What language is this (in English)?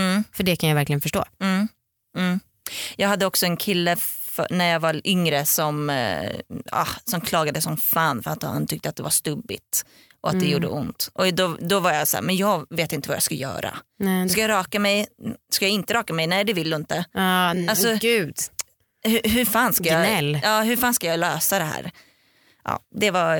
Swedish